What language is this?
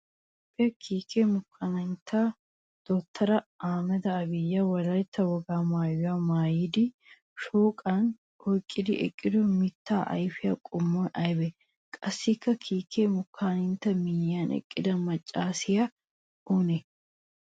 Wolaytta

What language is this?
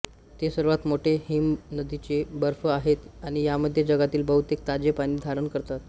Marathi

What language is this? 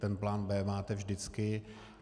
Czech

